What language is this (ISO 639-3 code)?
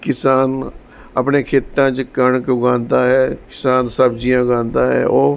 pan